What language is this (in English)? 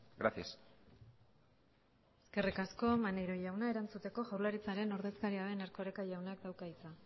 Basque